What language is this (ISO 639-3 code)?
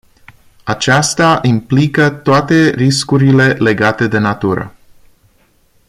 ron